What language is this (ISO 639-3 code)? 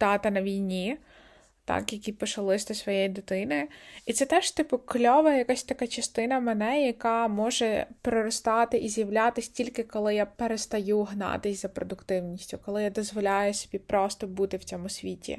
ukr